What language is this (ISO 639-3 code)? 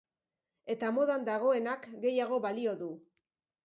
eus